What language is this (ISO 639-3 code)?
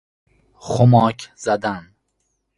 fas